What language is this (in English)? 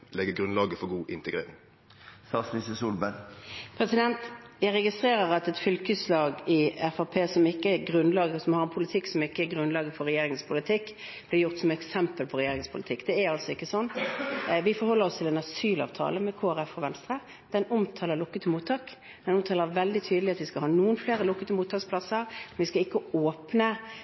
Norwegian